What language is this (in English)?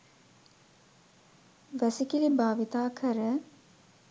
Sinhala